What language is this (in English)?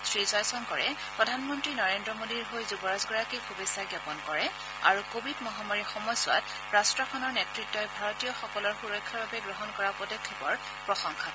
Assamese